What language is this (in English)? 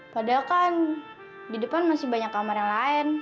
Indonesian